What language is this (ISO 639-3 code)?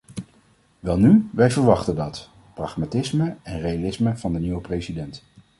nld